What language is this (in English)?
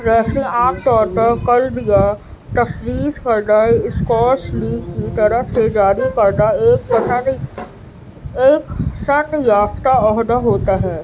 Urdu